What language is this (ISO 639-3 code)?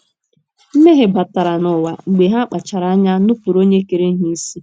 ibo